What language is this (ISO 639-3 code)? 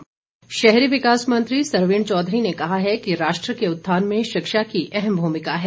hin